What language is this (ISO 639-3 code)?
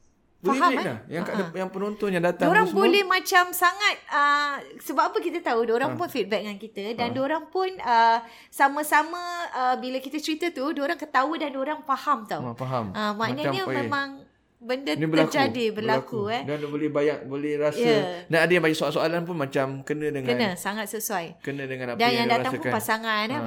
msa